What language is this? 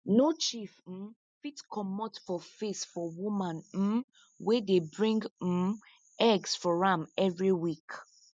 Nigerian Pidgin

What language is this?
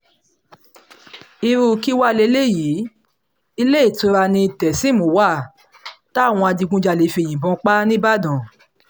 Yoruba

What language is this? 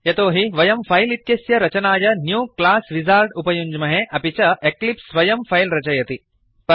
Sanskrit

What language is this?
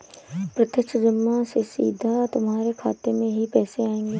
Hindi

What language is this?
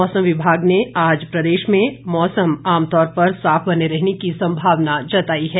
Hindi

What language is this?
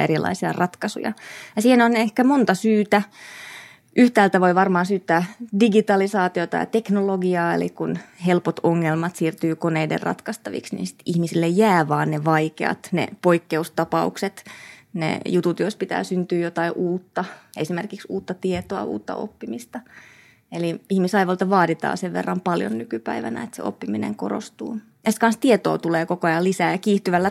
Finnish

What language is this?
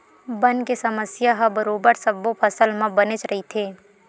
Chhattisgarhi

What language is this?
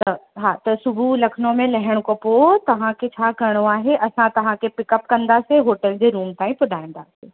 Sindhi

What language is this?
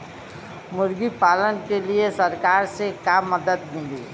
Bhojpuri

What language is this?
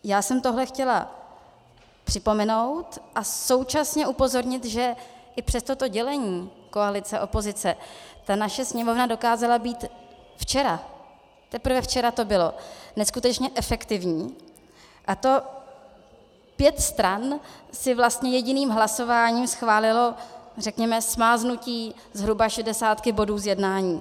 Czech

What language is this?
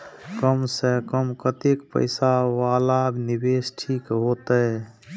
Maithili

